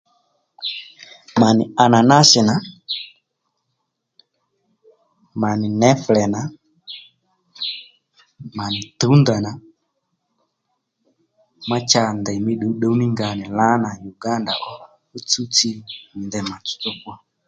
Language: Lendu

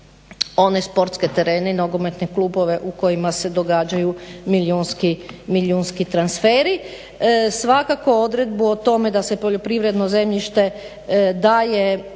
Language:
Croatian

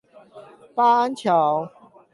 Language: Chinese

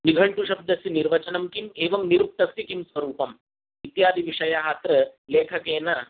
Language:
Sanskrit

